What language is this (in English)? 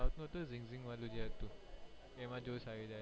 Gujarati